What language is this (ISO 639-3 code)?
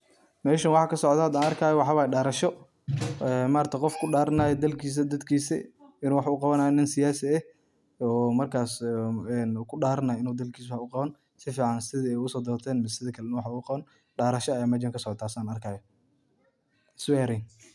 som